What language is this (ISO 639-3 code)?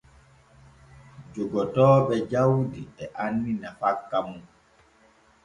fue